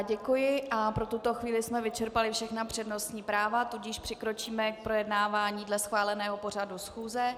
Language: Czech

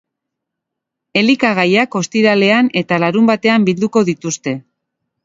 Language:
Basque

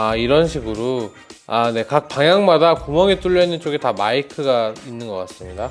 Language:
Korean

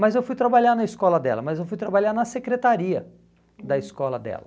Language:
Portuguese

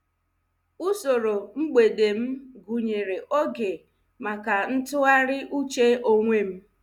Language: Igbo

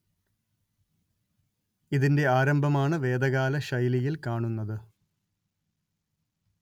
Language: Malayalam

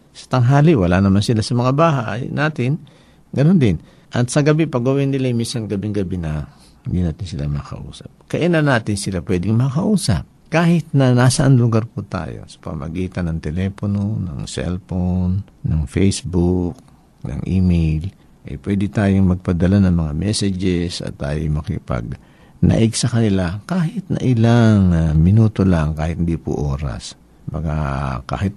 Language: Filipino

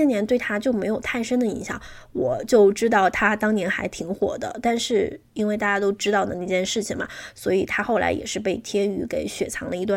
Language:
Chinese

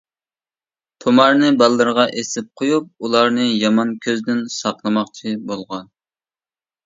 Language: Uyghur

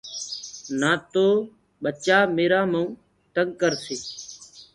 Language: Gurgula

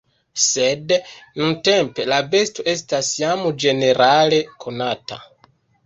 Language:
Esperanto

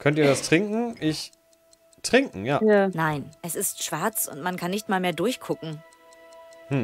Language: German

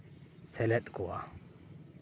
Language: Santali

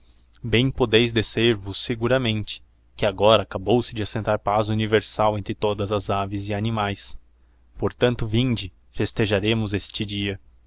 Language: Portuguese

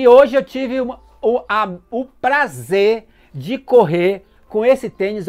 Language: Portuguese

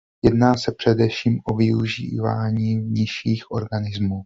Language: Czech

